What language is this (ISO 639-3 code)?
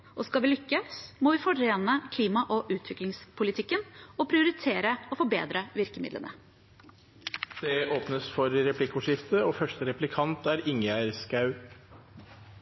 nob